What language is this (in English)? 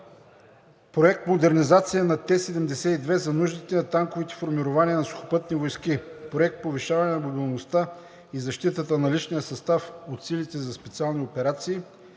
Bulgarian